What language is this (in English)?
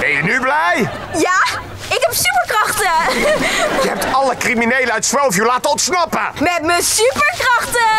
Dutch